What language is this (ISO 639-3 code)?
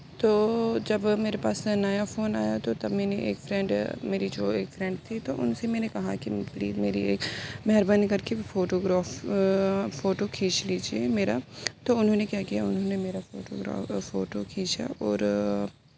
urd